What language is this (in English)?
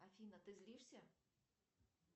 Russian